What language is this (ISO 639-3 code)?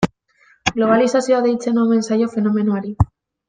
eus